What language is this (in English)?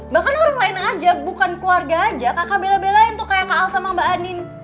Indonesian